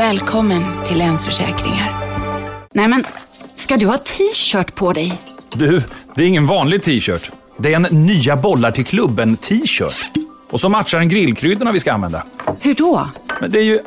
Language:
Swedish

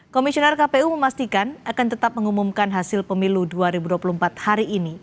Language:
Indonesian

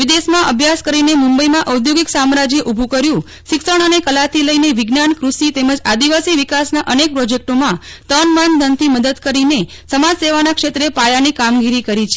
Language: Gujarati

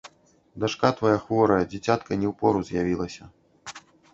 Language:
Belarusian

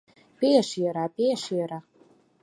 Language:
Mari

